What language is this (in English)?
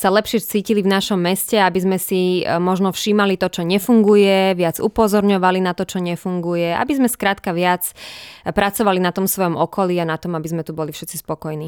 Slovak